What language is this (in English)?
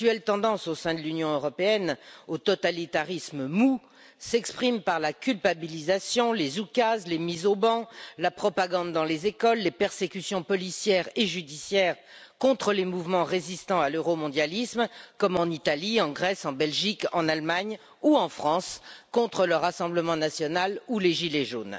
French